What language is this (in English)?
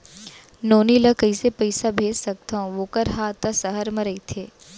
Chhattisgarhi